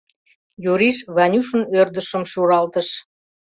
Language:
Mari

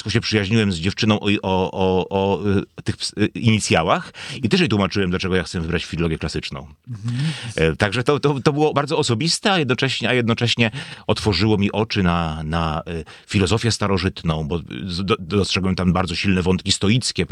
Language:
Polish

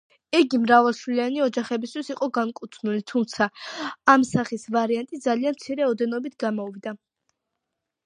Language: Georgian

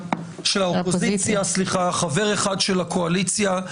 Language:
Hebrew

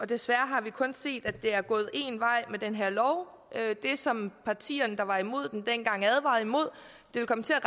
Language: Danish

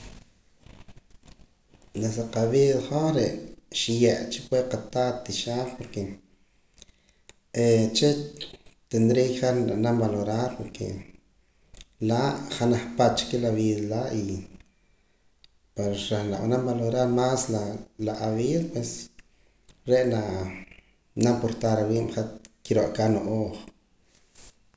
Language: Poqomam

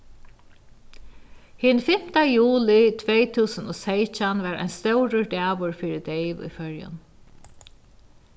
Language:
Faroese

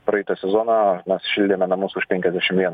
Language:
Lithuanian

